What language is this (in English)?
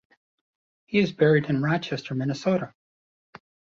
English